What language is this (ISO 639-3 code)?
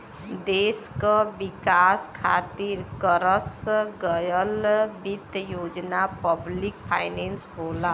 bho